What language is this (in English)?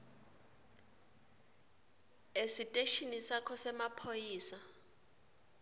Swati